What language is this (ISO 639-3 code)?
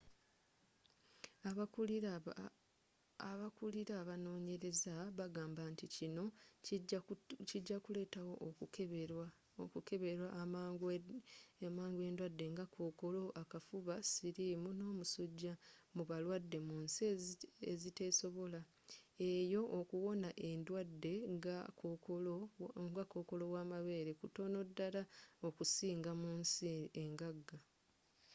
lug